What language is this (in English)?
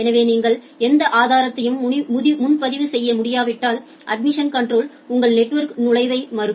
Tamil